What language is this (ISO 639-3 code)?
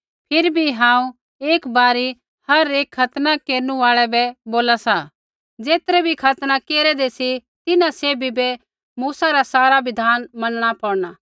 kfx